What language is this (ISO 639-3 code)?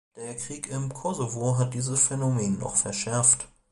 deu